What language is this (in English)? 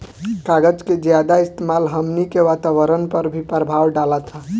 Bhojpuri